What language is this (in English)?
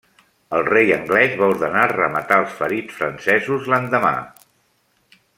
Catalan